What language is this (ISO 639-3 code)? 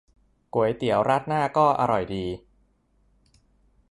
tha